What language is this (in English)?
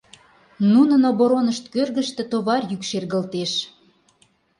Mari